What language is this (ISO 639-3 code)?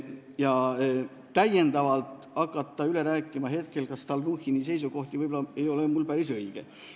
est